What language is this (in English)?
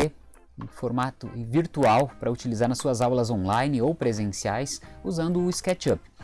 Portuguese